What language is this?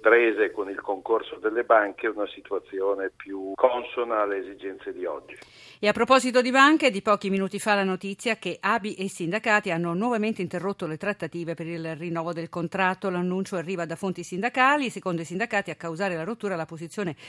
Italian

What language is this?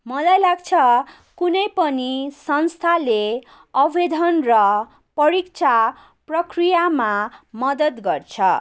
Nepali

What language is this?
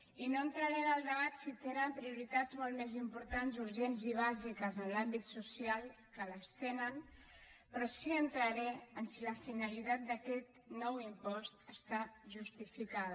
Catalan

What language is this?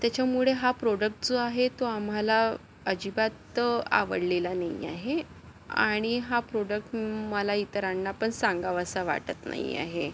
Marathi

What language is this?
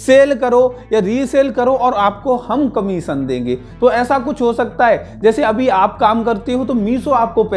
Hindi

